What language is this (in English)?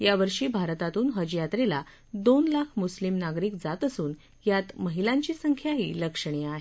Marathi